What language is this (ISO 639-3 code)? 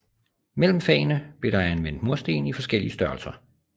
dan